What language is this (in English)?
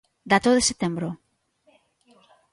Galician